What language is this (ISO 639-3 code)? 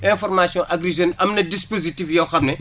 wol